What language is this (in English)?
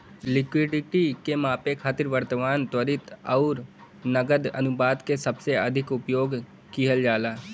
Bhojpuri